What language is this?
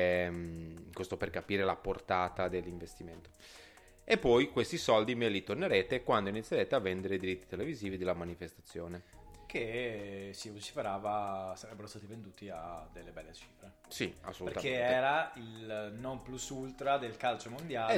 Italian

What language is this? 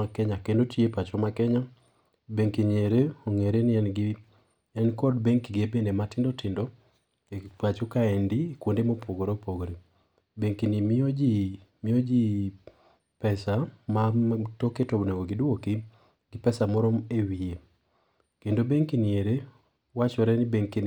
Luo (Kenya and Tanzania)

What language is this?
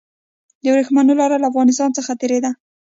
Pashto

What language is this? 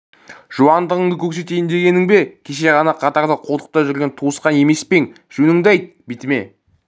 Kazakh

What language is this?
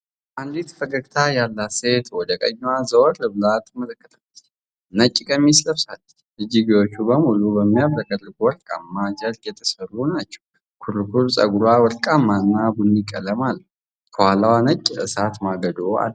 Amharic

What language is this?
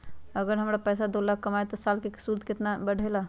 Magahi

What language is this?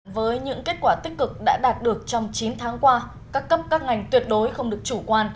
Vietnamese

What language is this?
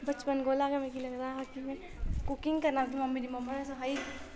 Dogri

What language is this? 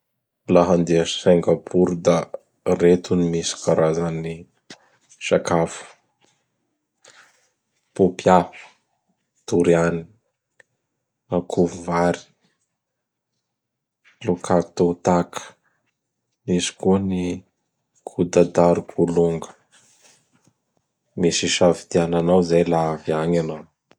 Bara Malagasy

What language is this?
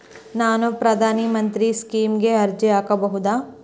Kannada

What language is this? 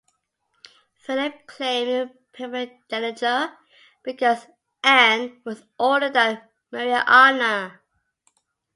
English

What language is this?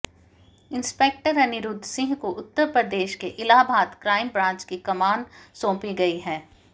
Hindi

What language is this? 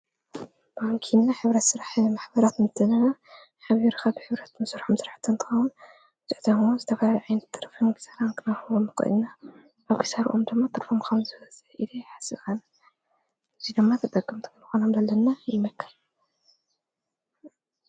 Tigrinya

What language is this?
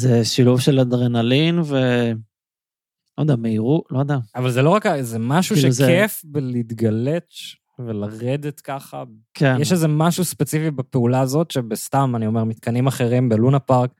Hebrew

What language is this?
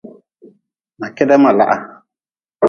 Nawdm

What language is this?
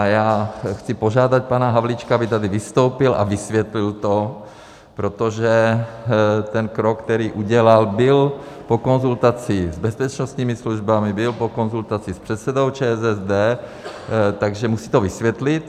Czech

